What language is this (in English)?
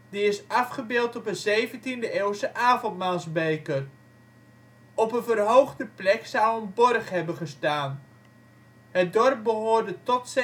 Dutch